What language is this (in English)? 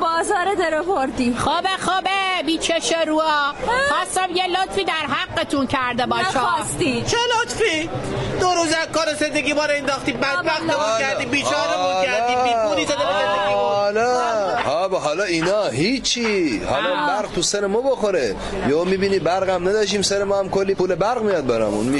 Persian